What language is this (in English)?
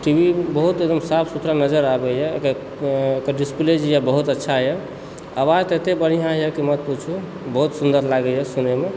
Maithili